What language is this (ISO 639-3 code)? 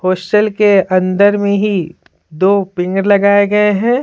hin